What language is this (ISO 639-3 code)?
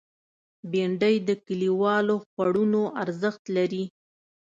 pus